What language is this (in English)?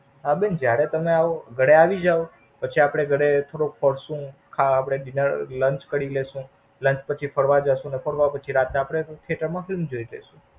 Gujarati